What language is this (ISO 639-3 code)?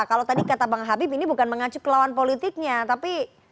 ind